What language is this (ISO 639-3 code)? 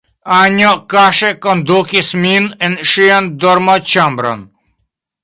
epo